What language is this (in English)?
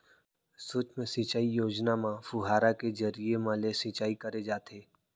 Chhattisgarhi